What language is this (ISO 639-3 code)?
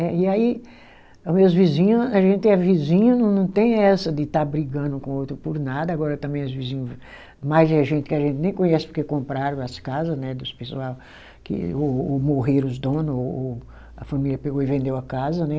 por